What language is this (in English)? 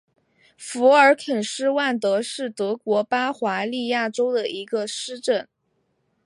Chinese